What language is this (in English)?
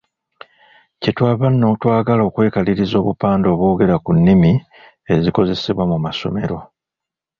Ganda